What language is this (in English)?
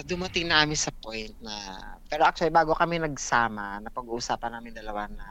Filipino